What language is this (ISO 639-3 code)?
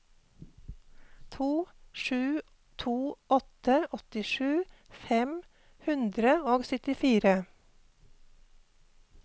nor